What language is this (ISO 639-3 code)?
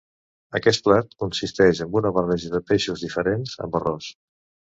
cat